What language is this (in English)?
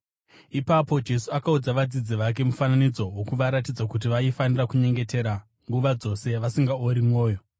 Shona